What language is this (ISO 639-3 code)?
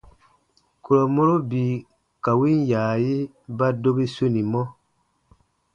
bba